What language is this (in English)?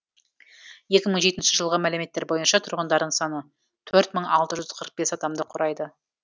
Kazakh